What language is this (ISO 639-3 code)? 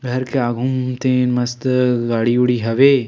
hne